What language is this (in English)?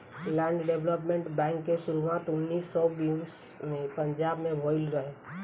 Bhojpuri